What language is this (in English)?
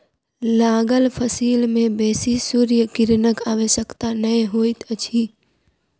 Maithili